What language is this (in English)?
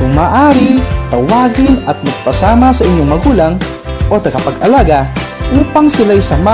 Filipino